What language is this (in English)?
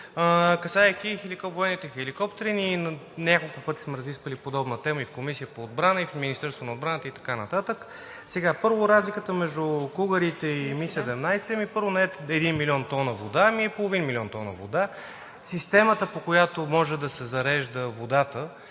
Bulgarian